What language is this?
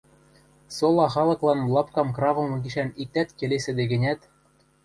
Western Mari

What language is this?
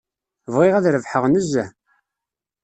Kabyle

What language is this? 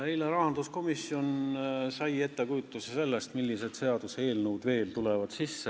Estonian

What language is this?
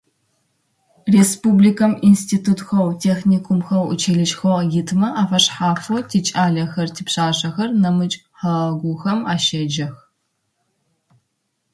Adyghe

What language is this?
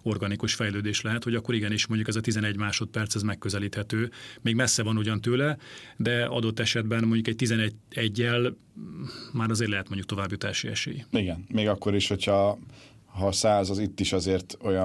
Hungarian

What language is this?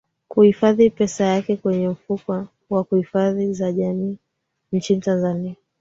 Swahili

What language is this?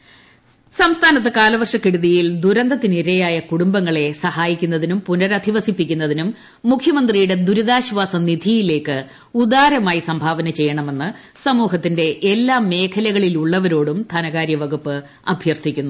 Malayalam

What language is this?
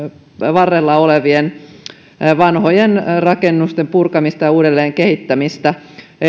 Finnish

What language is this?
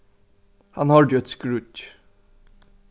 Faroese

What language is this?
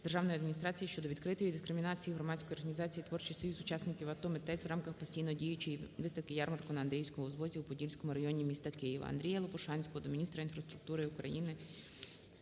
Ukrainian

